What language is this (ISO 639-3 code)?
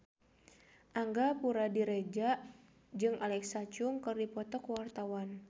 sun